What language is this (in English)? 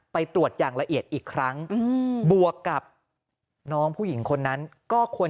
Thai